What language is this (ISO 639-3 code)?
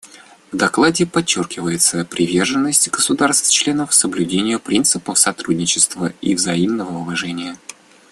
rus